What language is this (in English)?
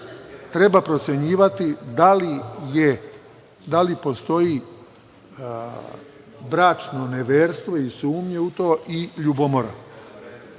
Serbian